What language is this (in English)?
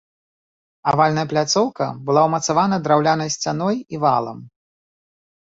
Belarusian